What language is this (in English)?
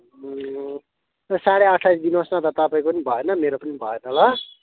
Nepali